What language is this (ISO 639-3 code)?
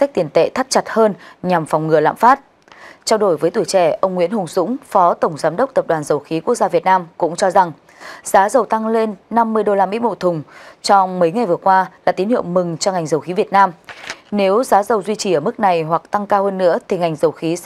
vie